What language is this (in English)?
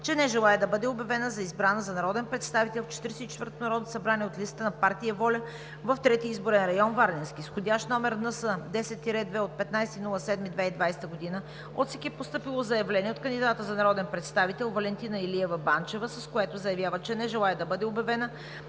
Bulgarian